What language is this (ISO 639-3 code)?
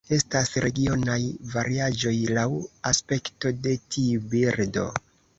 epo